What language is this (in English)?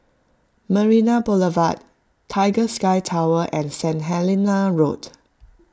English